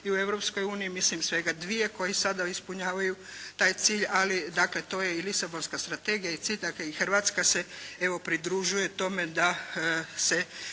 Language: Croatian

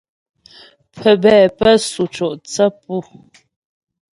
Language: Ghomala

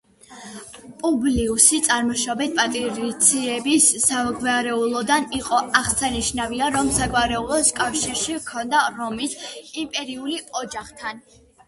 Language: Georgian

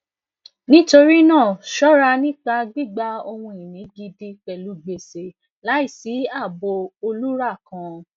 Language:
Yoruba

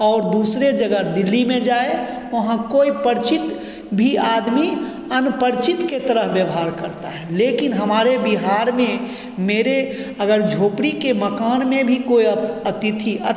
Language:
Hindi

